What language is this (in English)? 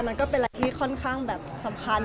Thai